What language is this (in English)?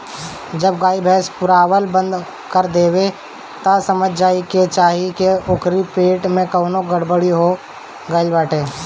Bhojpuri